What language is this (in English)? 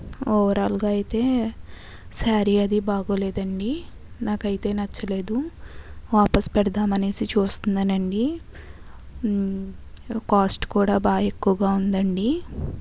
Telugu